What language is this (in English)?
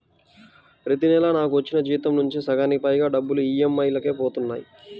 Telugu